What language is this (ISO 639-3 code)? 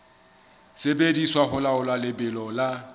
sot